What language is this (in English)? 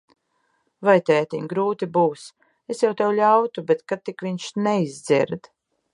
Latvian